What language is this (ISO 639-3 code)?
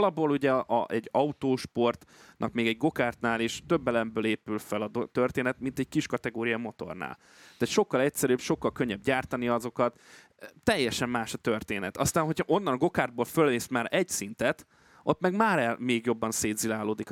hun